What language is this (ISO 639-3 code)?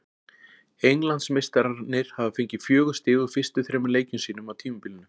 isl